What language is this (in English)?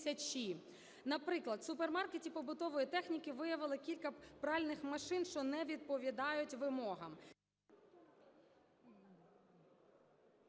Ukrainian